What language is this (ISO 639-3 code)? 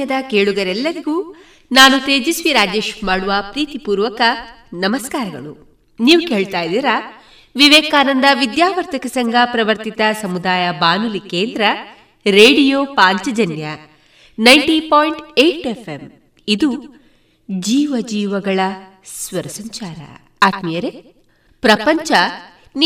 kan